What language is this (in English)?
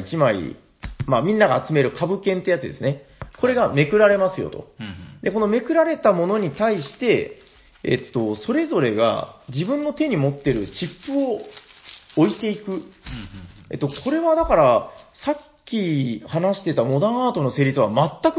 Japanese